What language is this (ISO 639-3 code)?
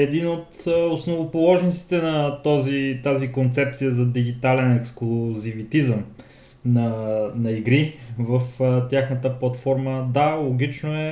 bul